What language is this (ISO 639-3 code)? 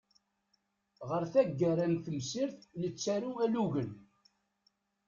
kab